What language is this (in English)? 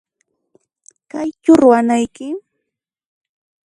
Puno Quechua